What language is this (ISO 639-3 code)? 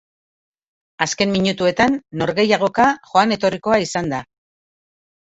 eus